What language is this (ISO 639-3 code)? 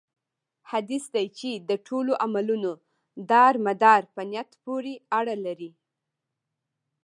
pus